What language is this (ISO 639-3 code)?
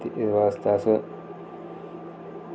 doi